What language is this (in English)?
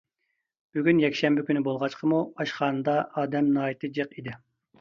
Uyghur